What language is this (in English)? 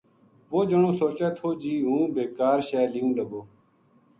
Gujari